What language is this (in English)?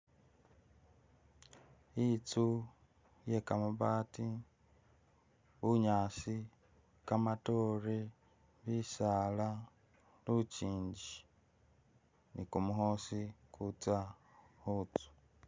Masaaba